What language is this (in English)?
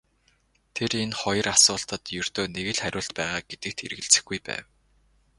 Mongolian